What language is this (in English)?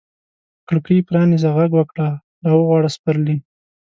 Pashto